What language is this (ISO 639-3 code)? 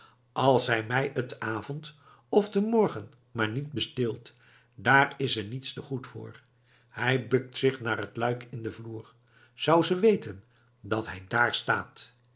nld